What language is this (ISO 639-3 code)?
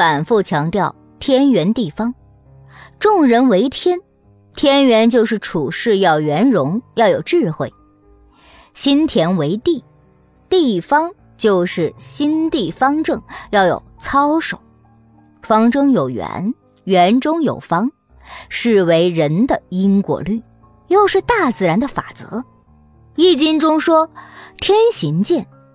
zho